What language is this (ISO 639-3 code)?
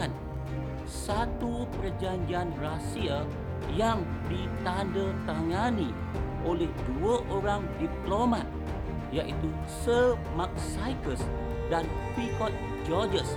msa